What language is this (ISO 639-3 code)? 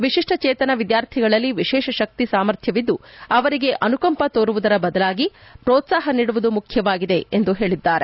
kan